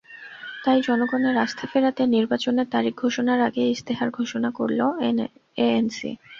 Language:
Bangla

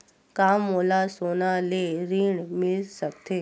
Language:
Chhattisgarhi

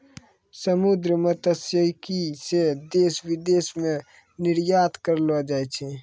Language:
Maithili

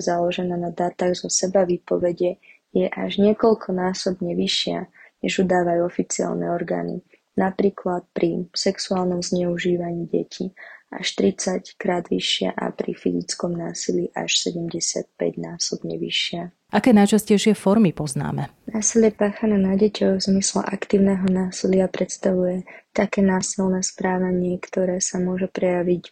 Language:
Slovak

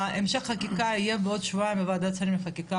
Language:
Hebrew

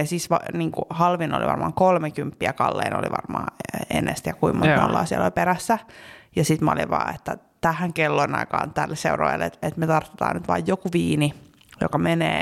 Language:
Finnish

